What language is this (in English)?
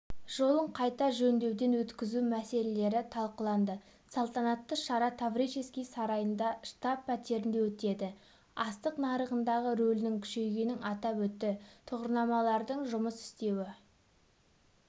Kazakh